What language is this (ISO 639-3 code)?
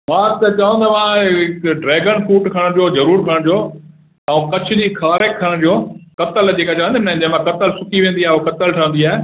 snd